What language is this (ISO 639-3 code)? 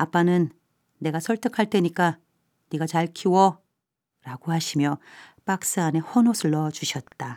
kor